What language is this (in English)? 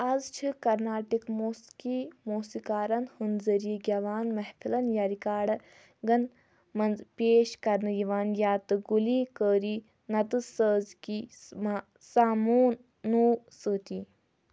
Kashmiri